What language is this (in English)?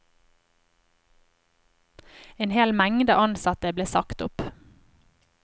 Norwegian